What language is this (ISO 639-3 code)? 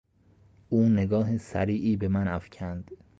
fas